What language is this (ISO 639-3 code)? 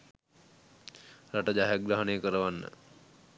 sin